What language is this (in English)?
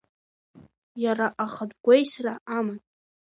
Abkhazian